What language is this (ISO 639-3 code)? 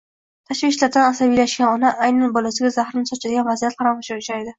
uzb